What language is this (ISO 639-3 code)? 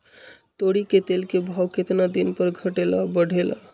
mag